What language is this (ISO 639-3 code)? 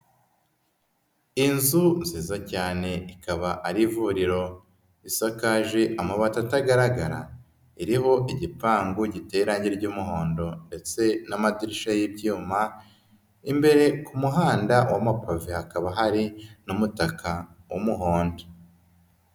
kin